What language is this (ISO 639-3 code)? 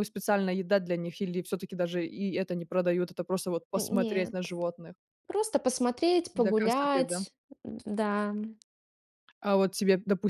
rus